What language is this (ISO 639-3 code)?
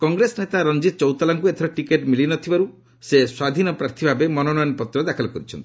ori